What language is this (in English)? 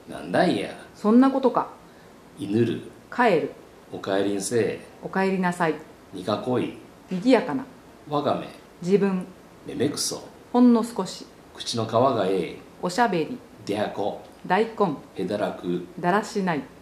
Japanese